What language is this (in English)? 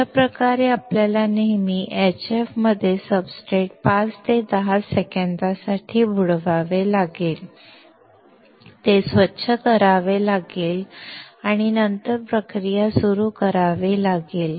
Marathi